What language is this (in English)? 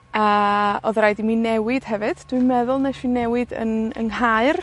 Welsh